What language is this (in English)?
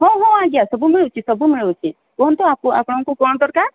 Odia